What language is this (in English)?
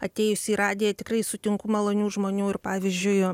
Lithuanian